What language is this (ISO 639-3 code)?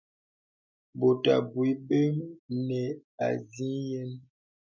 beb